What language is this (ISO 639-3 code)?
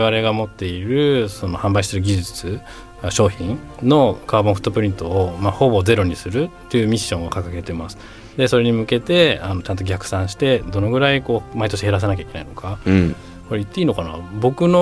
jpn